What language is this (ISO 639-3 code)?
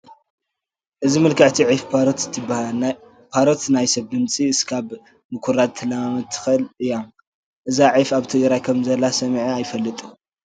tir